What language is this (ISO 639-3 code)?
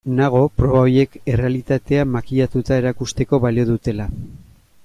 eus